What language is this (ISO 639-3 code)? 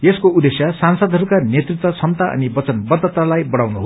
nep